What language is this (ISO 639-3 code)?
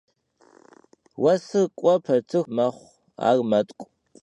kbd